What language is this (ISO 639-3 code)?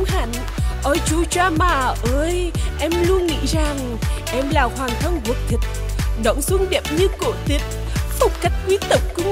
vie